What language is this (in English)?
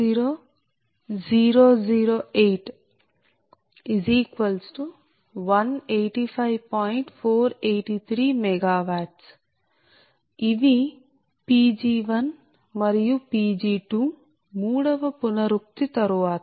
Telugu